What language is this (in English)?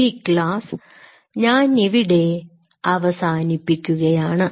Malayalam